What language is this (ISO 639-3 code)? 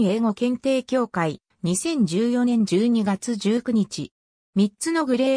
jpn